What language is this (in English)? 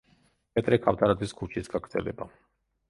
Georgian